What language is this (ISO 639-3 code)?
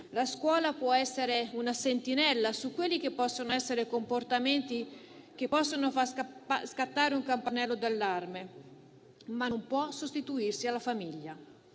ita